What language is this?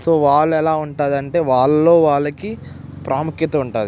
Telugu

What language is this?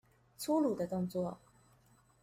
Chinese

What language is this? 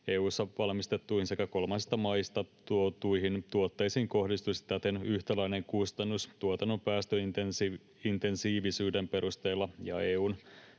Finnish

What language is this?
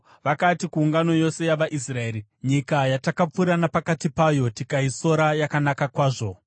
Shona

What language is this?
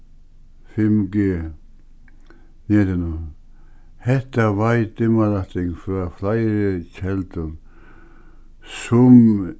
Faroese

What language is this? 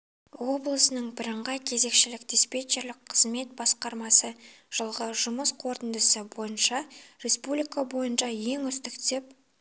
Kazakh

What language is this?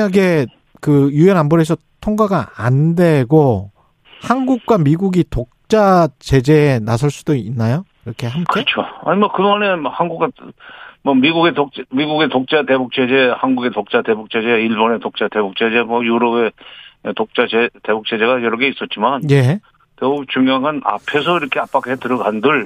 Korean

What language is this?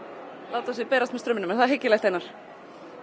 Icelandic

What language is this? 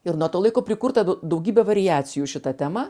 Lithuanian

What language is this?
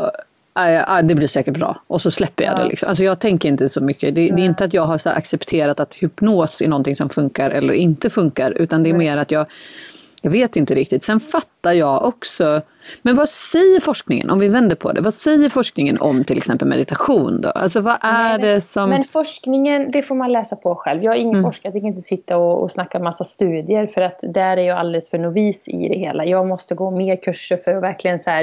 Swedish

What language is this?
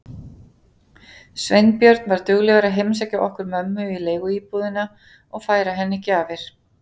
Icelandic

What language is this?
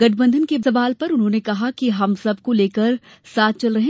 Hindi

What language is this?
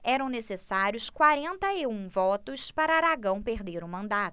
Portuguese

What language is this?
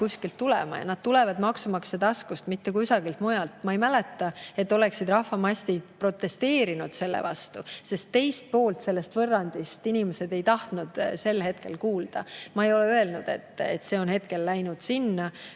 Estonian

